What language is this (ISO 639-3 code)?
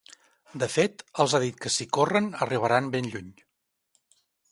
cat